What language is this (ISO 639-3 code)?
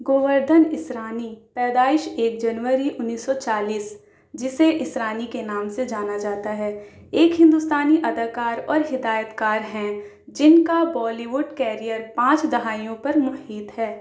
urd